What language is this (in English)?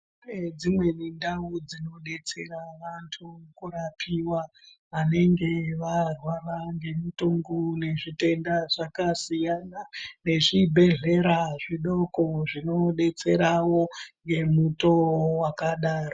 Ndau